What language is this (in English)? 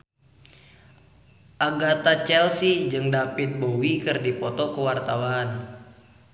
Sundanese